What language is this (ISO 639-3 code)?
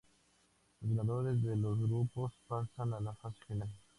spa